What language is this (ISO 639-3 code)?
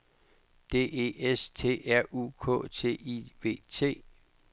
dan